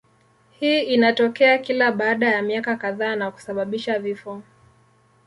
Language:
Swahili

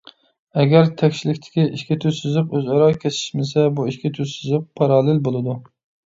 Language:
Uyghur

